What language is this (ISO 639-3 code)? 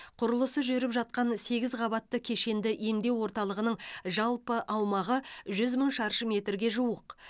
kaz